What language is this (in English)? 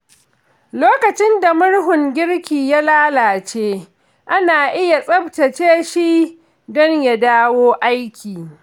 Hausa